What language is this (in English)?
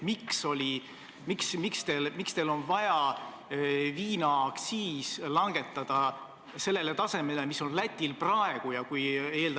Estonian